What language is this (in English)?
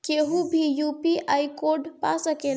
Bhojpuri